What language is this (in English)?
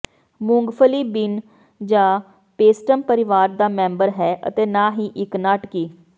Punjabi